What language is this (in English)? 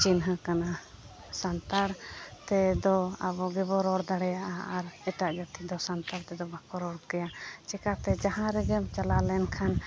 Santali